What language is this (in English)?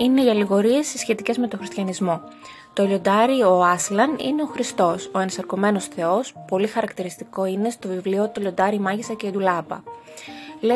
Greek